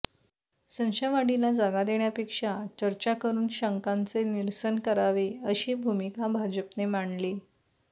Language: Marathi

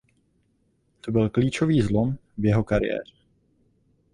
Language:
Czech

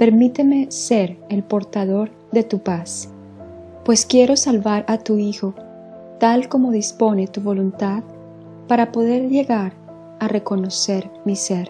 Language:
Spanish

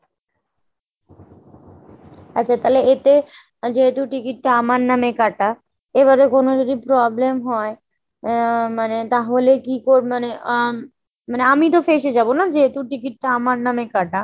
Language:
Bangla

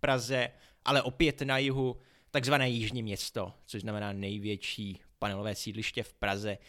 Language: Czech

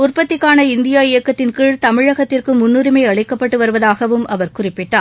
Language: Tamil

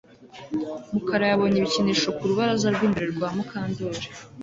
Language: Kinyarwanda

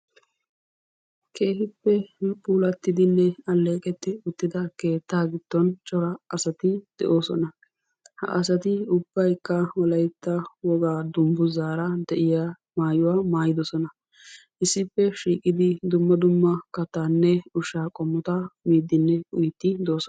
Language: Wolaytta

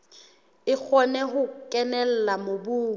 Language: Southern Sotho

